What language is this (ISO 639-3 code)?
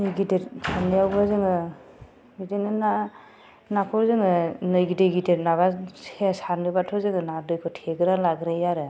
brx